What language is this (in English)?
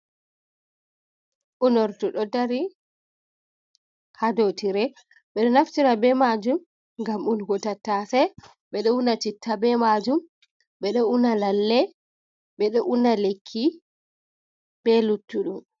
Fula